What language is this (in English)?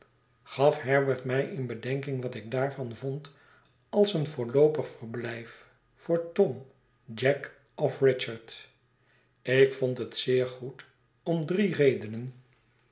Dutch